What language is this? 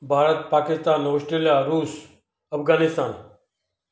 Sindhi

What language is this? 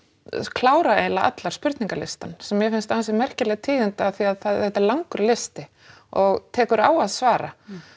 Icelandic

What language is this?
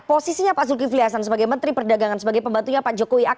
Indonesian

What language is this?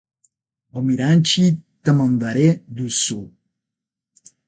Portuguese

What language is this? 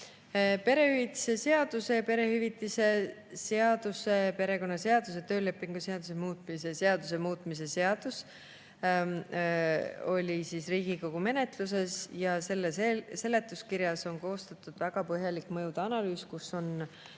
Estonian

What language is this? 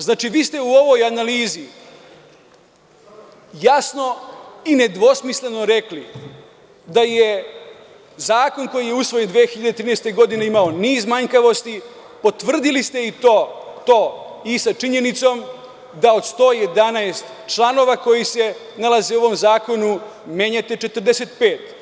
Serbian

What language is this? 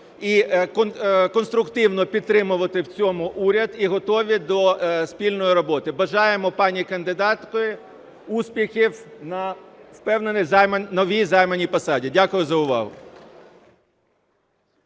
Ukrainian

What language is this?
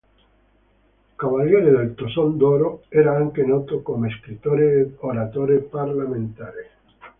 Italian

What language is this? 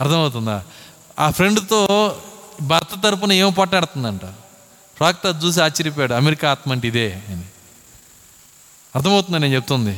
Telugu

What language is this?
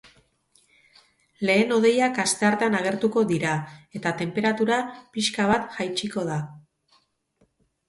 Basque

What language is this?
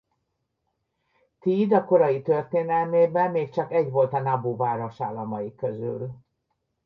Hungarian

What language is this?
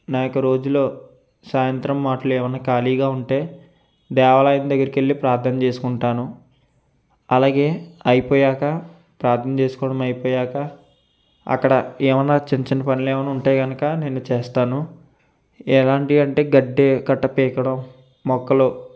Telugu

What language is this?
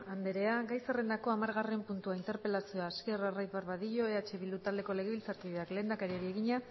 Basque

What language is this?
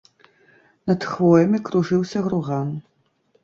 Belarusian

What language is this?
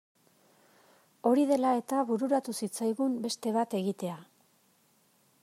Basque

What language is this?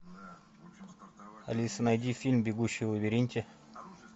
Russian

